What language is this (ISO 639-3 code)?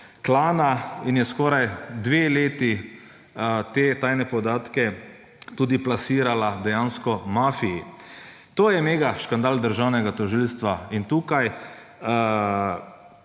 slv